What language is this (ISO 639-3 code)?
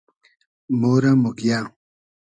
haz